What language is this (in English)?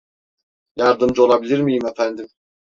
Turkish